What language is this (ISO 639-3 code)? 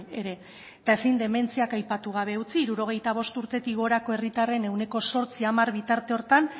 eus